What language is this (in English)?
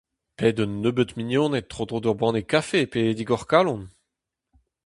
Breton